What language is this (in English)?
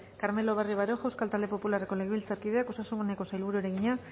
Basque